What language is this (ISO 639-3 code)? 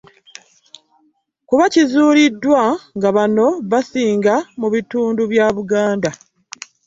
lug